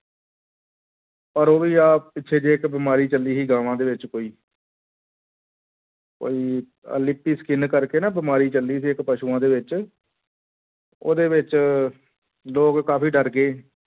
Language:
Punjabi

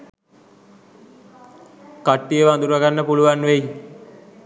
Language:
Sinhala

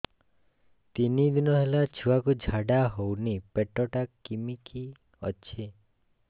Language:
Odia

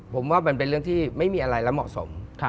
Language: Thai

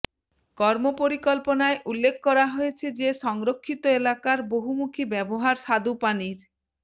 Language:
Bangla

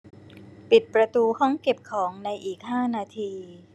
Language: Thai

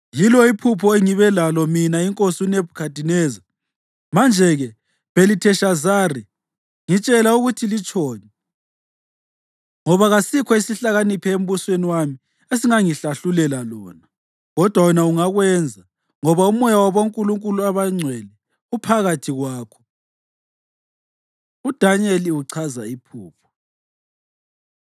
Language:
North Ndebele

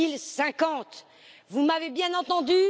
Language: French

